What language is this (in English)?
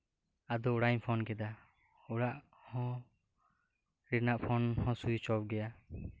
Santali